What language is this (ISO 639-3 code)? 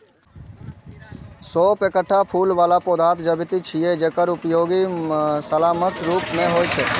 mai